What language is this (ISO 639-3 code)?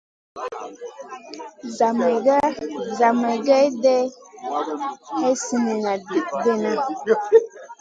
mcn